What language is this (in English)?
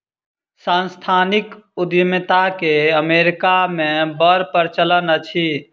Maithili